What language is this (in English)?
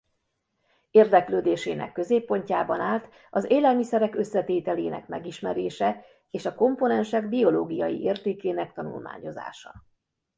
Hungarian